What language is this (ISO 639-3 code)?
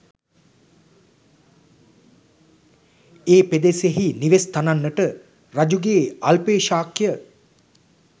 sin